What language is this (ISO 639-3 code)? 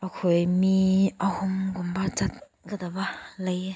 mni